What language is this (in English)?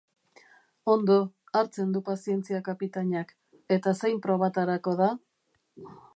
Basque